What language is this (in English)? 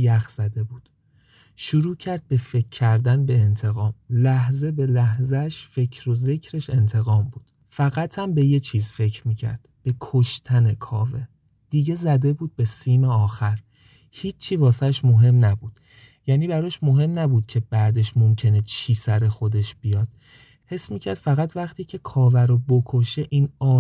Persian